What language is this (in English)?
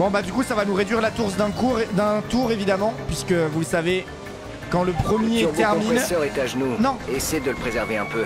French